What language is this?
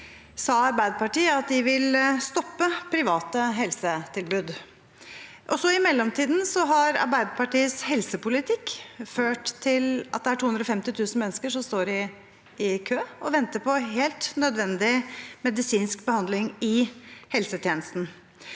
Norwegian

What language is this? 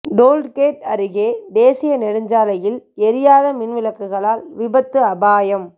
Tamil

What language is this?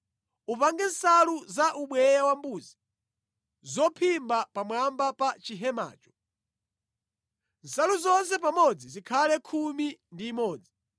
Nyanja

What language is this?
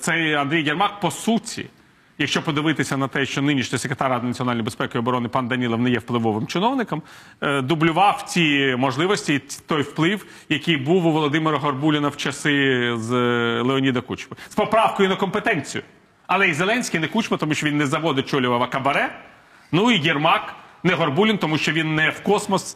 Ukrainian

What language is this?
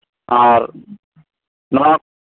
Santali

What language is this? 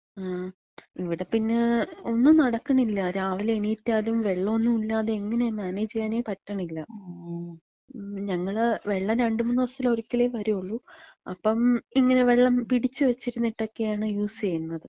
Malayalam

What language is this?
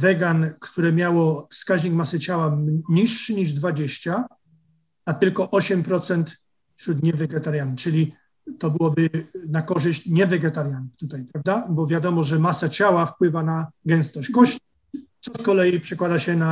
Polish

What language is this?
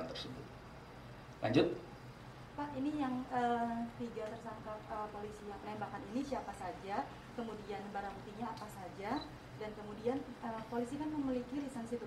Indonesian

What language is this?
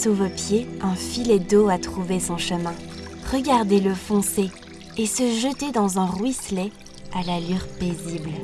French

